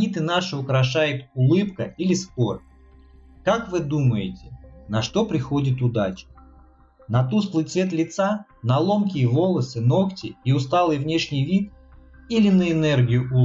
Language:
Russian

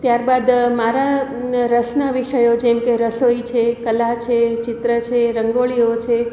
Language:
Gujarati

